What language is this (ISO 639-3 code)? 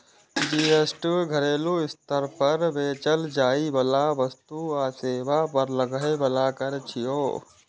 mai